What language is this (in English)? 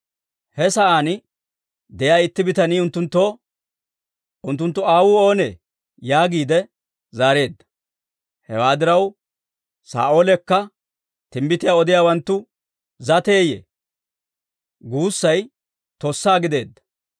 Dawro